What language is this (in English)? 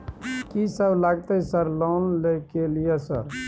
Maithili